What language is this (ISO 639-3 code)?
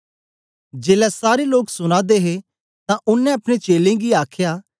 doi